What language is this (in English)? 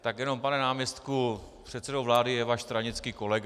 Czech